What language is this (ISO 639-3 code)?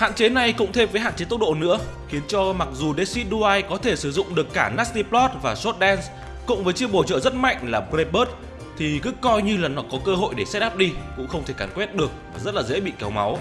vie